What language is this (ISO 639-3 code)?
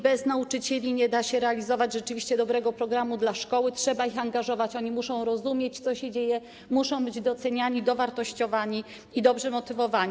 pol